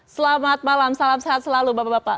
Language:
Indonesian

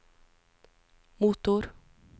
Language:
Norwegian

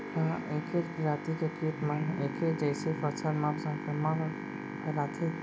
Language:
Chhattisgarhi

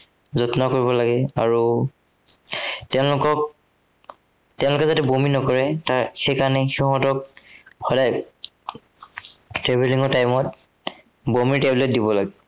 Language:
Assamese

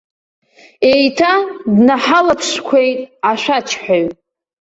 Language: Abkhazian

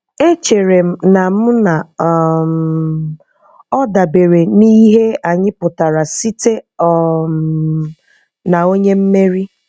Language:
Igbo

